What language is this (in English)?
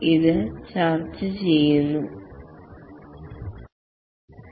Malayalam